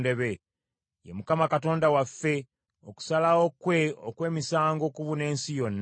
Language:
Ganda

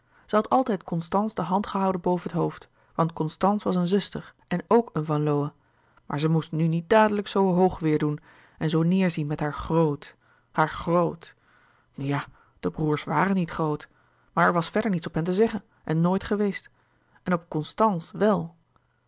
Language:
Dutch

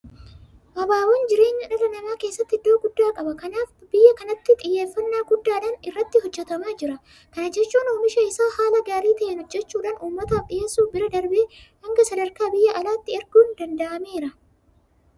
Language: Oromo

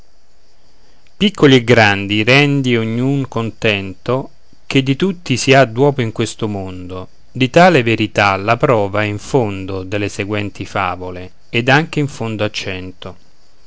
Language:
Italian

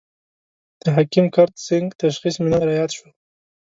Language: Pashto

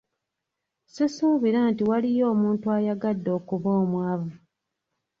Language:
Ganda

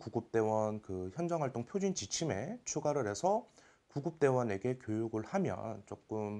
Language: Korean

